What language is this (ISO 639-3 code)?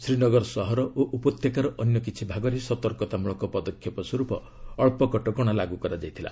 ori